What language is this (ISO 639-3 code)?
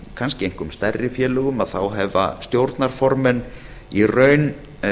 isl